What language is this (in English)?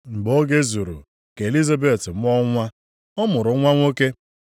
Igbo